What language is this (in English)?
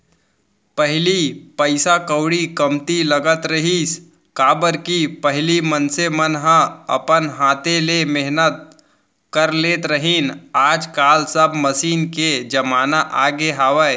Chhattisgarhi